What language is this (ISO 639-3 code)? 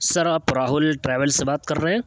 urd